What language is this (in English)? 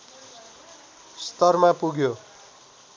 Nepali